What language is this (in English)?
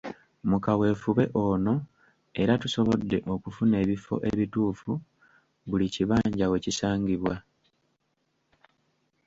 Ganda